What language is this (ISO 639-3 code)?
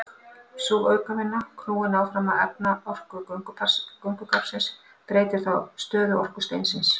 isl